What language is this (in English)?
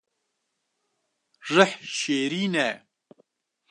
Kurdish